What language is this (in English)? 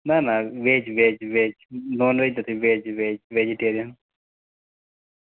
Gujarati